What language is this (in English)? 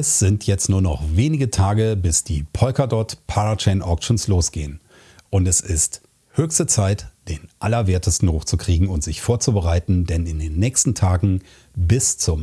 German